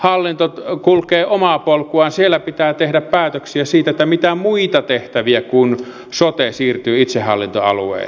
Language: Finnish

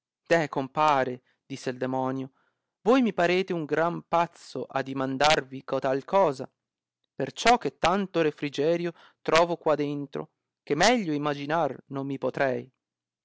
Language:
Italian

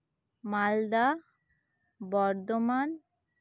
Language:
Santali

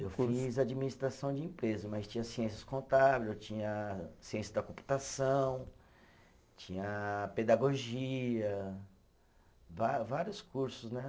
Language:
Portuguese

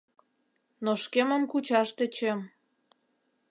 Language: Mari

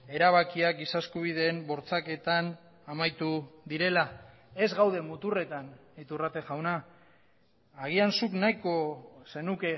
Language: Basque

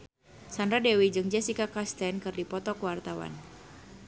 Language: Sundanese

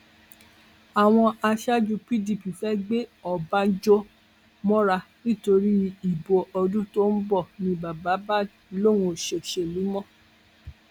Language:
Yoruba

